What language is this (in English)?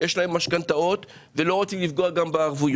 Hebrew